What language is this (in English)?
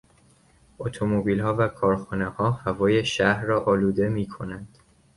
Persian